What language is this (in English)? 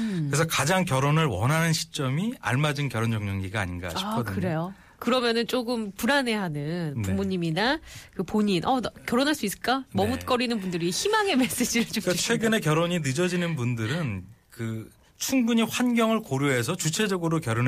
Korean